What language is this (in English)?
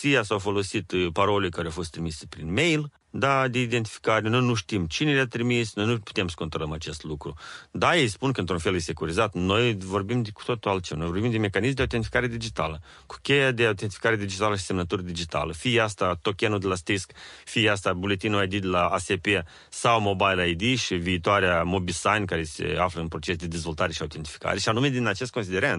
Romanian